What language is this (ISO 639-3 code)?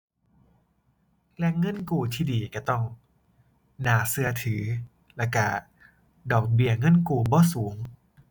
tha